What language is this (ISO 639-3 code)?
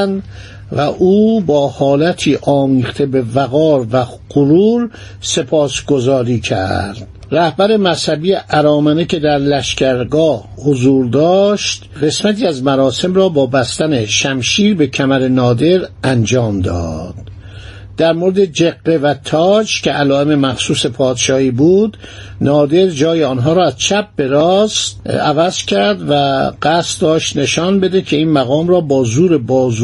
fas